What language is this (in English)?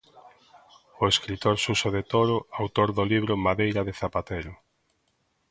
Galician